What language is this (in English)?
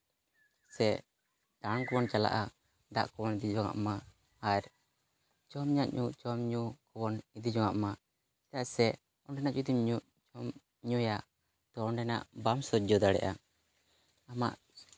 Santali